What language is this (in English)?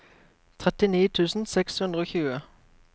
Norwegian